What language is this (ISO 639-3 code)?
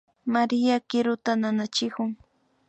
qvi